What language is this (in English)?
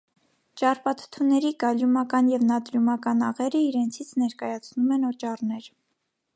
Armenian